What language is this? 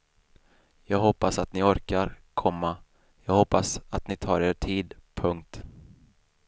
Swedish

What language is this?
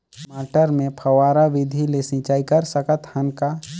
Chhattisgarhi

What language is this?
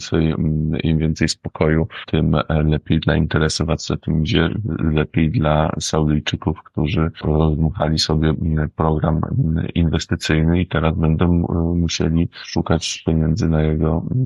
Polish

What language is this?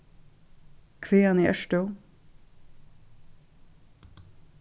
Faroese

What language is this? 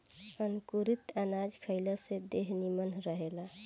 Bhojpuri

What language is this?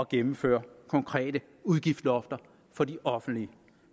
Danish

